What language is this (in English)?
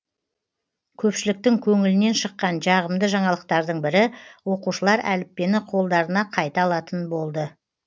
Kazakh